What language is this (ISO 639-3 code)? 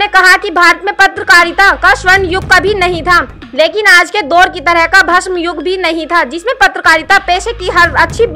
hin